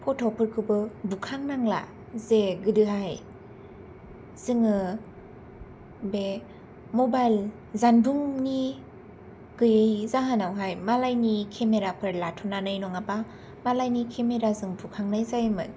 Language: Bodo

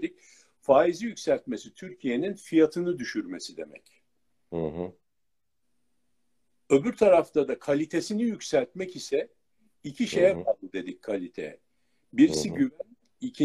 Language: Turkish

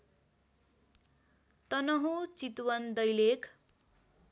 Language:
Nepali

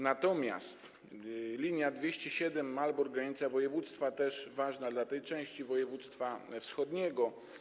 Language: Polish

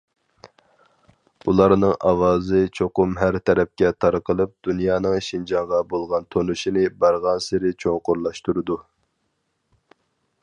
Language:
Uyghur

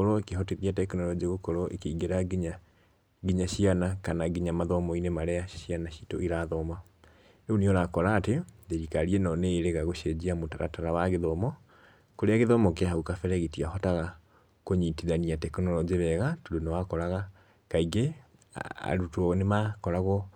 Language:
Kikuyu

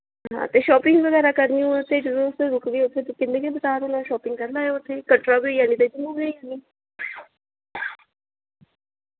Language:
Dogri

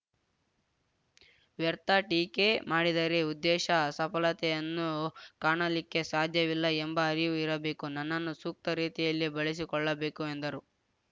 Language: Kannada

